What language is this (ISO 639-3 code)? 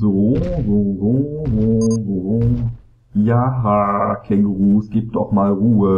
deu